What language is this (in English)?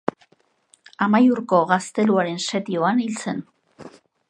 Basque